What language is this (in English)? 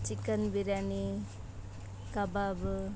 Kannada